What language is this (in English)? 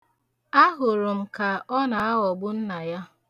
Igbo